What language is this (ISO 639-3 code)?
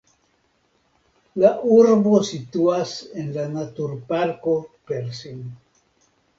epo